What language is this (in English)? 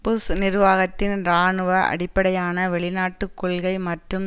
Tamil